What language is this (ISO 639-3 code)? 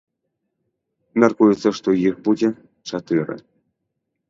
bel